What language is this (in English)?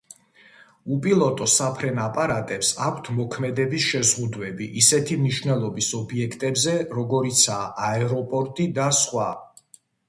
Georgian